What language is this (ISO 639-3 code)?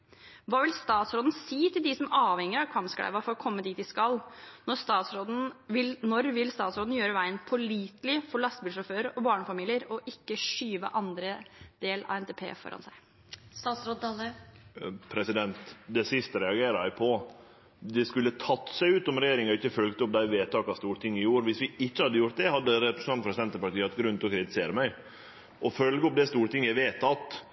nor